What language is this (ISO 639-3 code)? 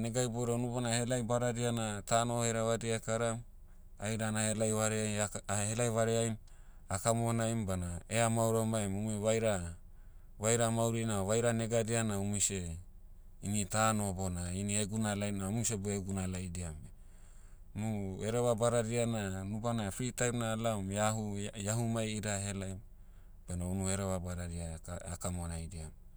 meu